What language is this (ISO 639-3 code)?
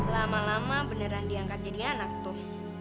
ind